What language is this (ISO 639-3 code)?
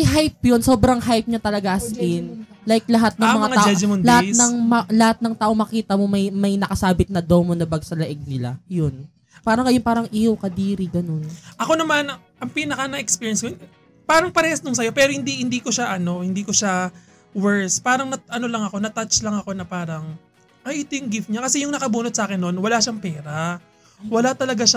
fil